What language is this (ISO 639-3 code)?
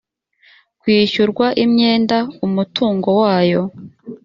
kin